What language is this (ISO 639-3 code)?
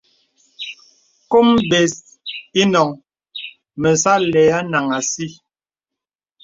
beb